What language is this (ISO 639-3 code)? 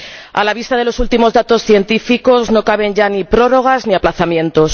spa